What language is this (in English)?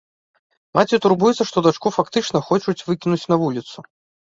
Belarusian